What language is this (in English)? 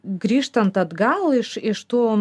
Lithuanian